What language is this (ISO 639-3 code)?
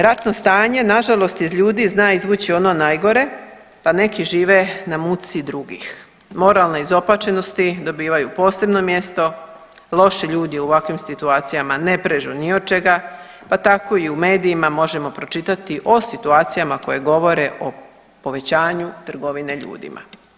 hrv